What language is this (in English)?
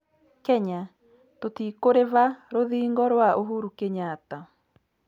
Kikuyu